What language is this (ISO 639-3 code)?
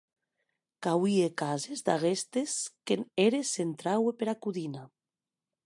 oci